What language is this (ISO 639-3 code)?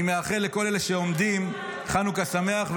heb